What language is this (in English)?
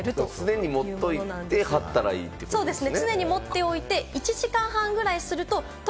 Japanese